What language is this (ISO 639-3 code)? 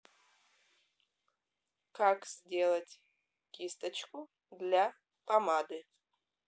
rus